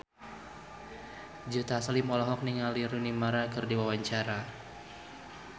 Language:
Sundanese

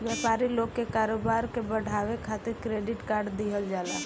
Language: Bhojpuri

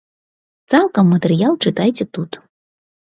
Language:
Belarusian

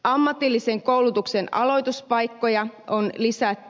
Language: Finnish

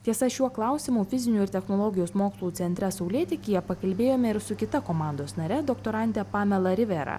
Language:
Lithuanian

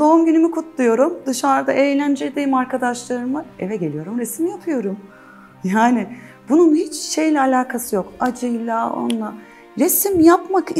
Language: Turkish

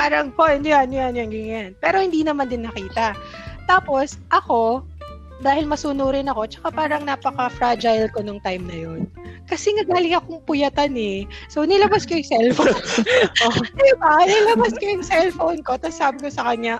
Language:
Filipino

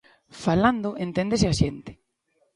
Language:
Galician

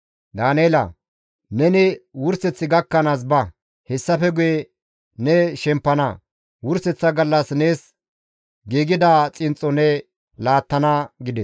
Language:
Gamo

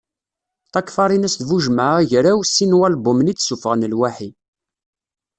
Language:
Kabyle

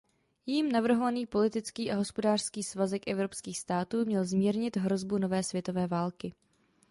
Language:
Czech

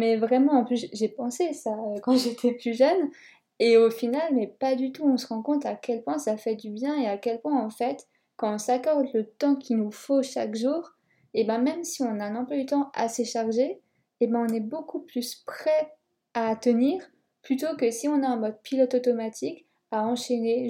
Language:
French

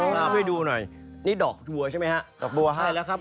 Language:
Thai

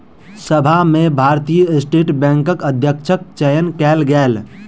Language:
Maithili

